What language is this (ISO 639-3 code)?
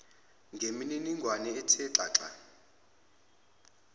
zul